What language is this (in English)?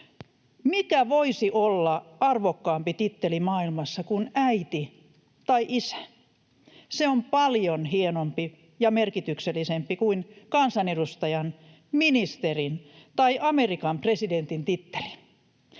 Finnish